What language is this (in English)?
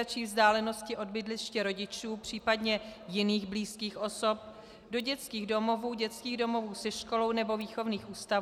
Czech